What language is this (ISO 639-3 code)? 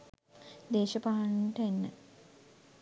sin